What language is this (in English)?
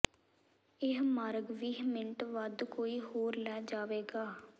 Punjabi